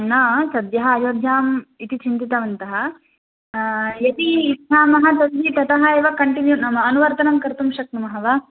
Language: Sanskrit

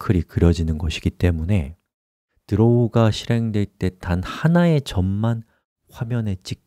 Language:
Korean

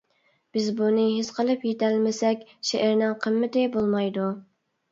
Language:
Uyghur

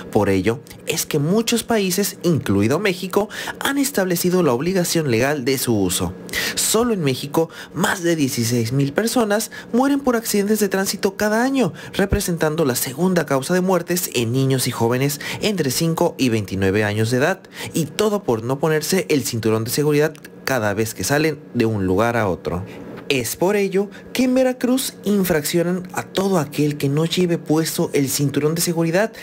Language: Spanish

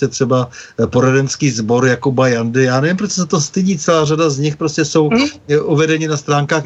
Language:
Czech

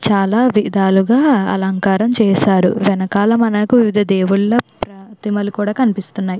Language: Telugu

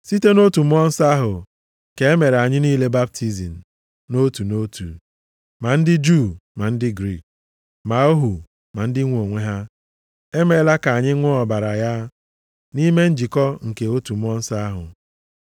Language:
Igbo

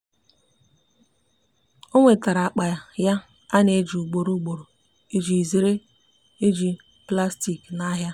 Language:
Igbo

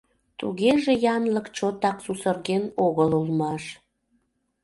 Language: Mari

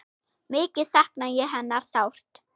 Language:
Icelandic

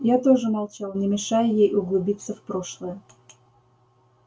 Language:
Russian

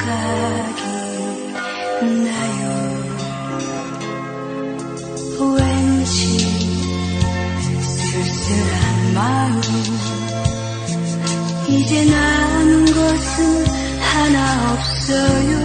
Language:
Indonesian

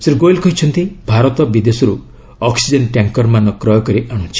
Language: Odia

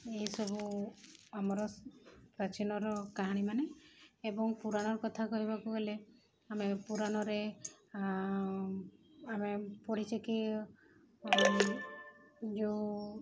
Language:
Odia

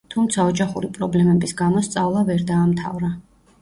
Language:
Georgian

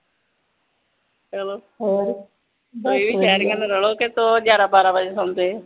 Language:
Punjabi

